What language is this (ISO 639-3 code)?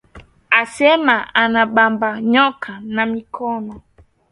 swa